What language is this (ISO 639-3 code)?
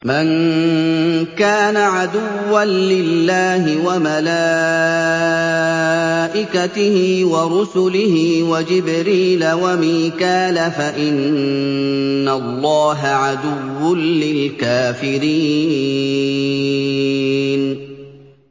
ara